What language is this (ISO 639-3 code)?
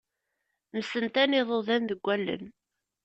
kab